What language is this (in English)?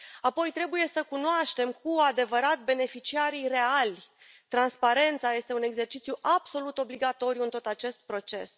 Romanian